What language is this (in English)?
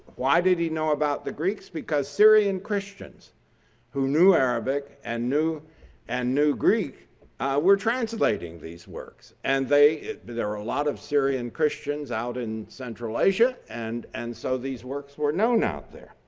English